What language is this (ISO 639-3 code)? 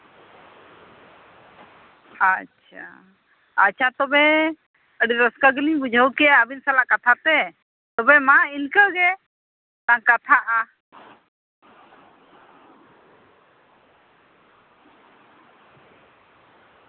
sat